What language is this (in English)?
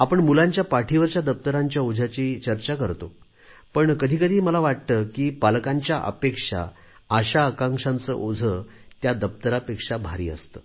Marathi